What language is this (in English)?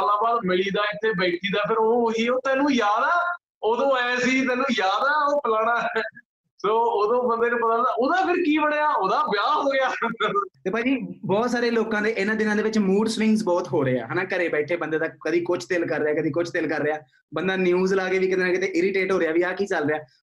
Punjabi